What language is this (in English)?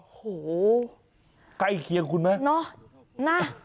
Thai